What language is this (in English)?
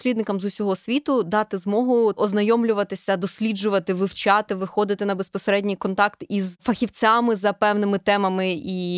Ukrainian